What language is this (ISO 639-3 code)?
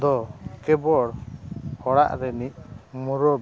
sat